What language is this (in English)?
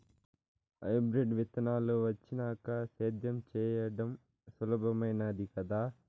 Telugu